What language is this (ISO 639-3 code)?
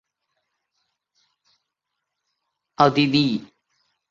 zho